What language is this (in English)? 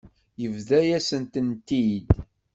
Kabyle